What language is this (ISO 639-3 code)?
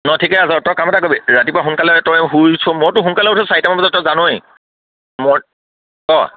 asm